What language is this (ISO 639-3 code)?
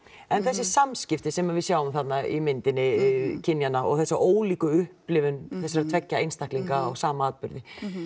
isl